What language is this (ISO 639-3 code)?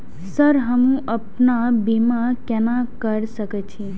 mai